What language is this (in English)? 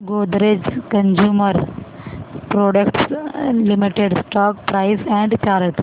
Marathi